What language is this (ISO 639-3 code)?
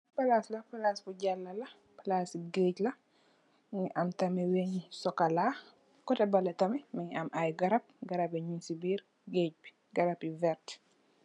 wol